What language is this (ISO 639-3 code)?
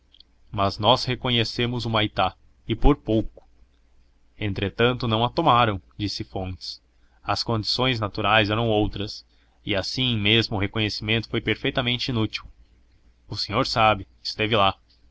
por